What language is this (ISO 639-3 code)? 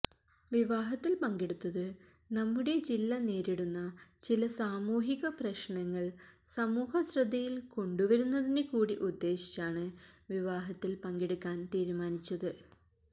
mal